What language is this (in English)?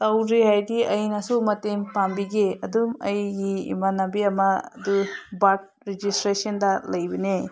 Manipuri